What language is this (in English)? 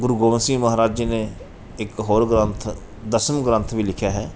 Punjabi